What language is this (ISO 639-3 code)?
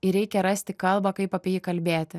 lit